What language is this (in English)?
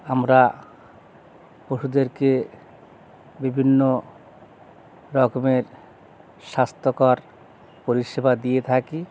Bangla